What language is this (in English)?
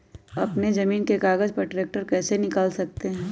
Magahi